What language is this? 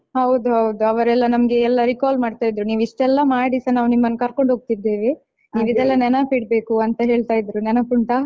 Kannada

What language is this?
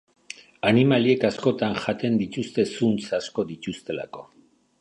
Basque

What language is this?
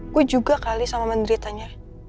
Indonesian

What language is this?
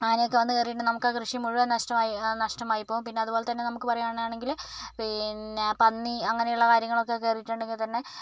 Malayalam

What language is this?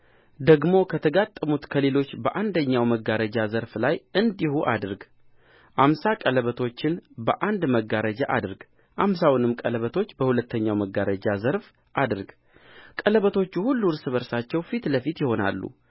Amharic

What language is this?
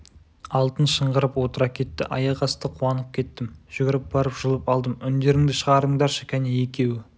Kazakh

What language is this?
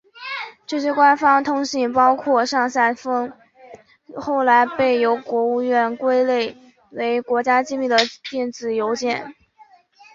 Chinese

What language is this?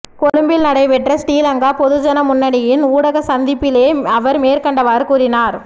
Tamil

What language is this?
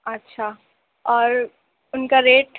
Urdu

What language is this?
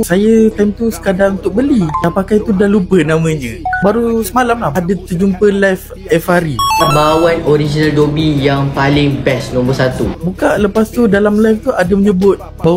Malay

